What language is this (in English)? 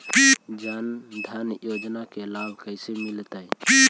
Magahi